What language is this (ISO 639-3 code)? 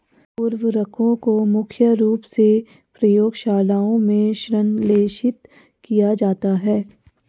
hin